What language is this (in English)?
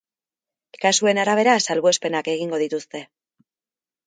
Basque